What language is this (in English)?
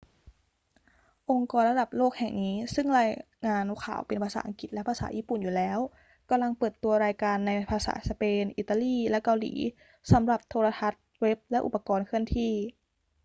Thai